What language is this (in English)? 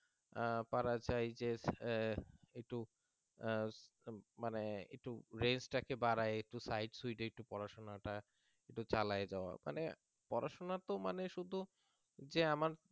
Bangla